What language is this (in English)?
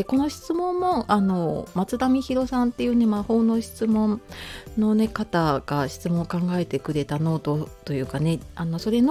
Japanese